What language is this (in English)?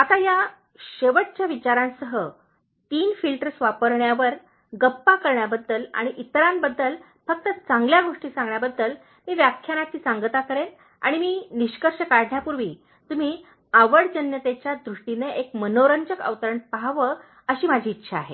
Marathi